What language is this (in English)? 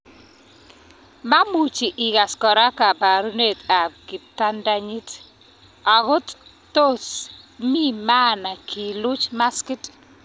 Kalenjin